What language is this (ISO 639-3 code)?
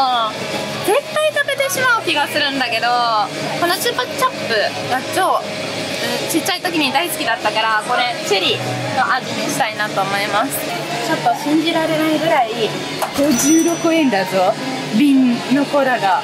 jpn